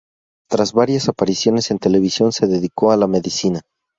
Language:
Spanish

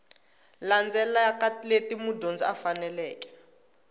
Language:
Tsonga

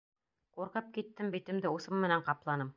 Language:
Bashkir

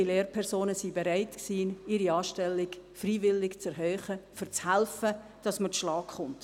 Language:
Swiss German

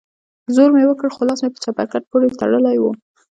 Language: Pashto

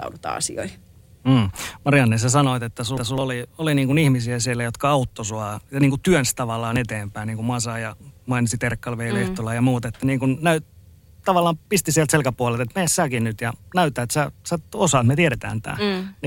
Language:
Finnish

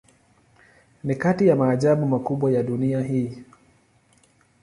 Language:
Swahili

